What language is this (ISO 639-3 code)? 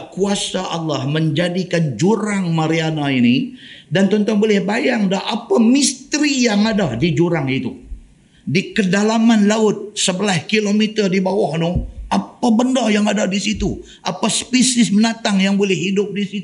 msa